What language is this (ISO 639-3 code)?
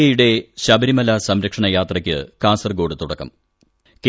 mal